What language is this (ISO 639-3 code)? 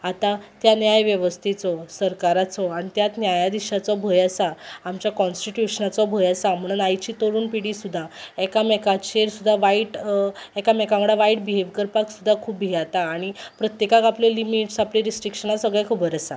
kok